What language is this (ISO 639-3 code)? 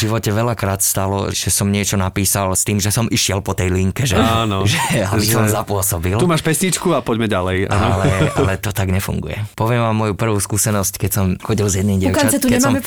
slk